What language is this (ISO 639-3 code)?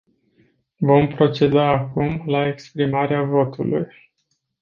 ron